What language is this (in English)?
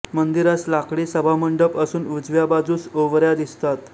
Marathi